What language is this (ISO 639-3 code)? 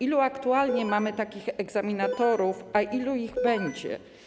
pol